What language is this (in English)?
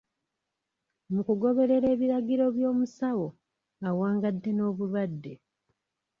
Ganda